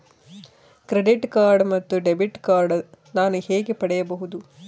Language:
Kannada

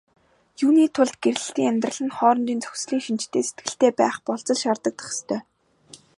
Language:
Mongolian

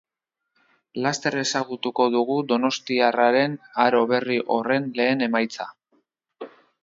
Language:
Basque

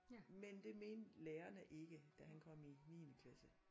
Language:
Danish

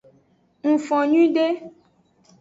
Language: Aja (Benin)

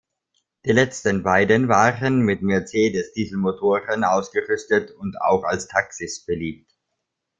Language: German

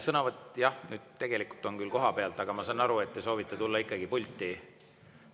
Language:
Estonian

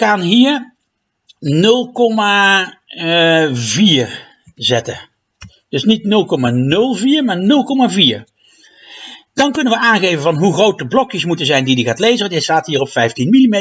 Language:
Dutch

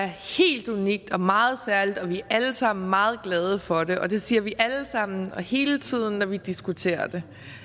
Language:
Danish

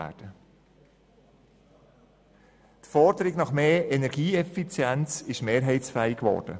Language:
Swiss German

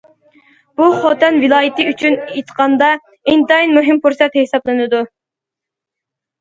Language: Uyghur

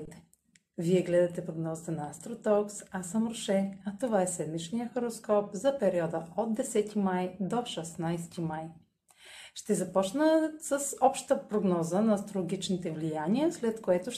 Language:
Bulgarian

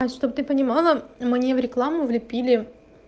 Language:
Russian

